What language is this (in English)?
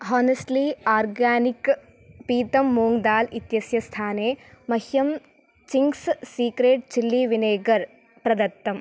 Sanskrit